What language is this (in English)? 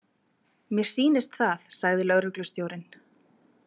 Icelandic